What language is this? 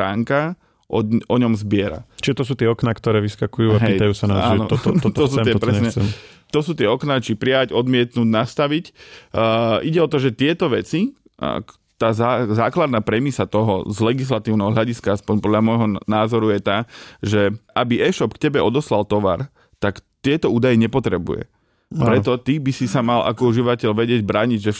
Slovak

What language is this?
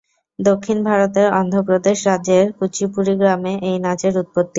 Bangla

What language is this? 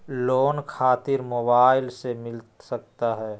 Magahi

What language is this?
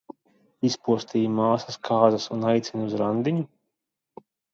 Latvian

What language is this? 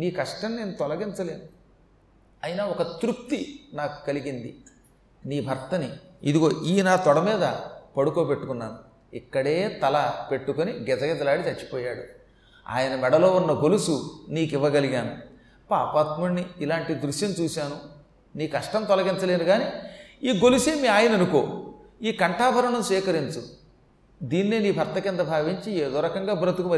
Telugu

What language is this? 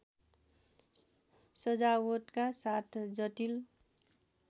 Nepali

